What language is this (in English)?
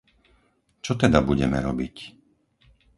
Slovak